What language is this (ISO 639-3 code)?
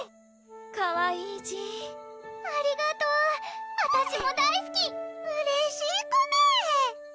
jpn